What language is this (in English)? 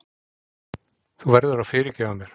Icelandic